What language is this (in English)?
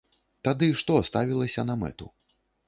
Belarusian